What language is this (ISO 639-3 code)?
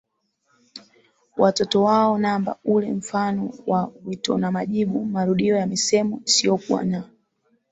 swa